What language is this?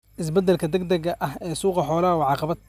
Somali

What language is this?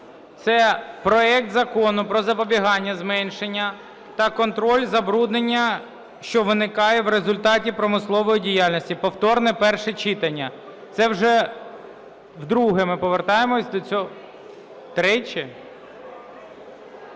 Ukrainian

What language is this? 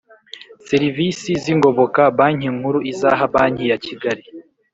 Kinyarwanda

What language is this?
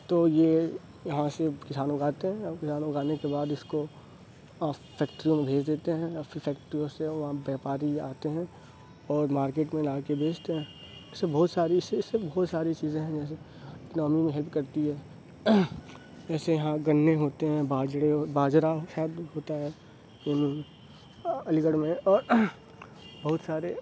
Urdu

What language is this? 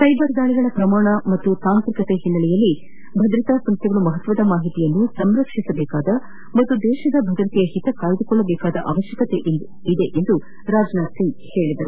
Kannada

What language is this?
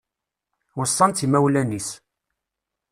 Kabyle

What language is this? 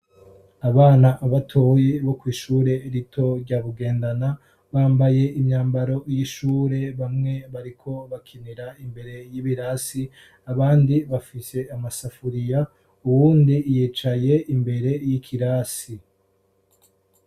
Rundi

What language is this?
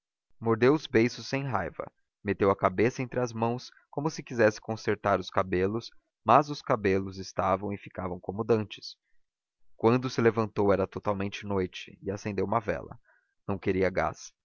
Portuguese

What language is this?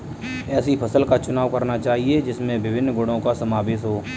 Hindi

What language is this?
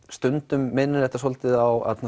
Icelandic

